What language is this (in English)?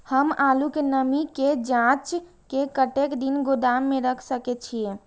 Maithili